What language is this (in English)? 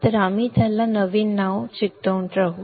Marathi